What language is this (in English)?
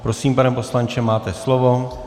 Czech